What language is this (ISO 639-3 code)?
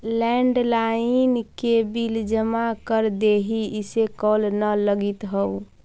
mag